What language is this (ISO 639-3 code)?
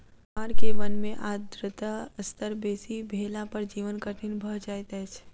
mai